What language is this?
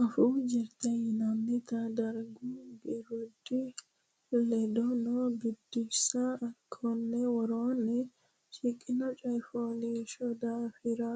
Sidamo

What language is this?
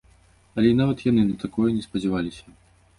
Belarusian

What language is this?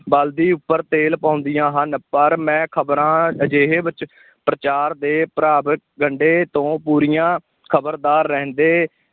Punjabi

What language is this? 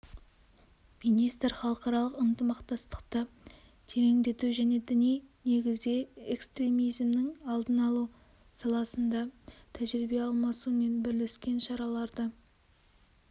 Kazakh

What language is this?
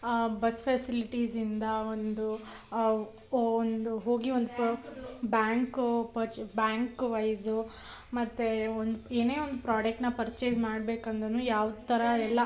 Kannada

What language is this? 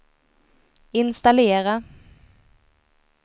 Swedish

